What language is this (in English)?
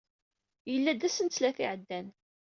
Kabyle